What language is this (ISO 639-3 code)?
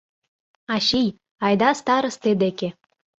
chm